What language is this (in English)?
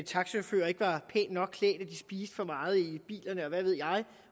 Danish